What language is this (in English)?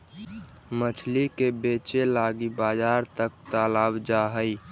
Magahi